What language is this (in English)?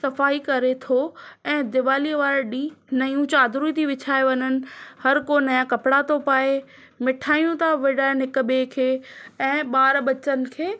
Sindhi